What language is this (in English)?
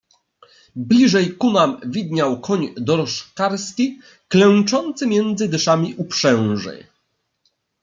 Polish